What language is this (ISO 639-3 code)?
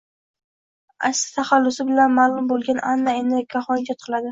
uzb